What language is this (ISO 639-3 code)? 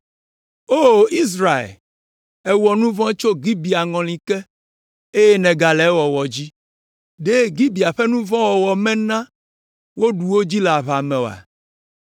ewe